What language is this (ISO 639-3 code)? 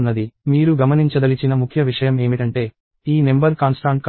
tel